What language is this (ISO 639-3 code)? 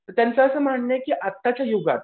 mar